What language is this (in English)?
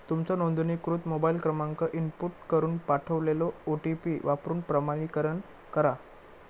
Marathi